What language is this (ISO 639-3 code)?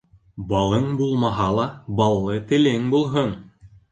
bak